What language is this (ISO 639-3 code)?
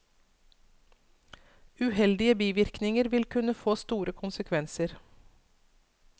nor